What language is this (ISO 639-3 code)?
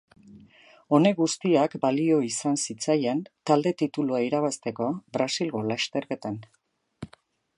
eus